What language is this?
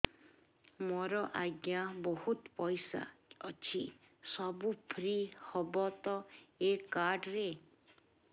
Odia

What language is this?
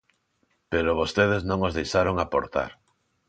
Galician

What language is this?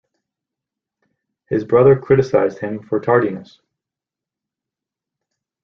English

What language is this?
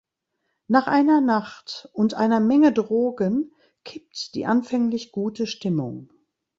German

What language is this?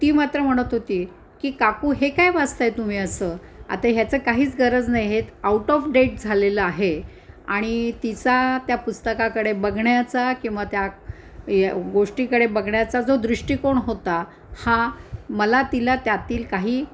Marathi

